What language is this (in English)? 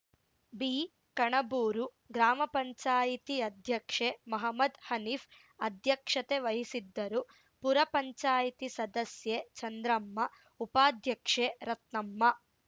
Kannada